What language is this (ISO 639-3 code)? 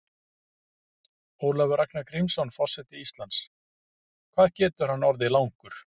isl